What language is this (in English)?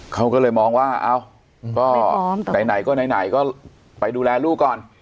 Thai